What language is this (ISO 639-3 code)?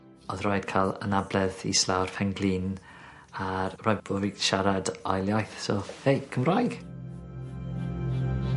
cym